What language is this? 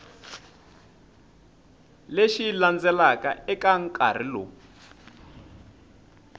Tsonga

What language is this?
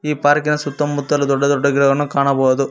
Kannada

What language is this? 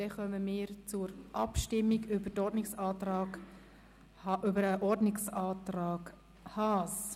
Swiss German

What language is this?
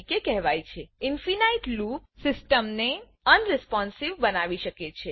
Gujarati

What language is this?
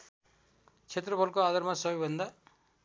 Nepali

